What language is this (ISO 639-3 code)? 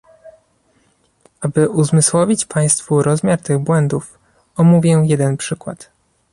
pol